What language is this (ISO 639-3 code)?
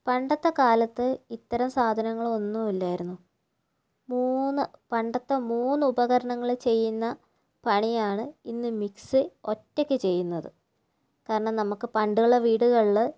mal